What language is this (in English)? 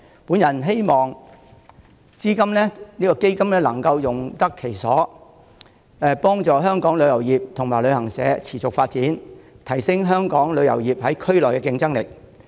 Cantonese